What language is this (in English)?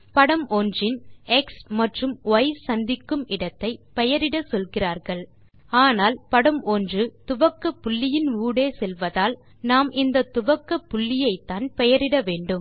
Tamil